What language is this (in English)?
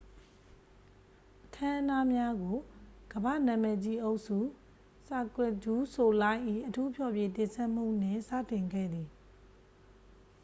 Burmese